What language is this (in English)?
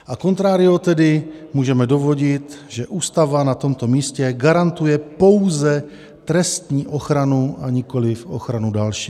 Czech